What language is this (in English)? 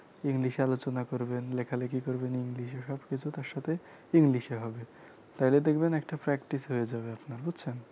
Bangla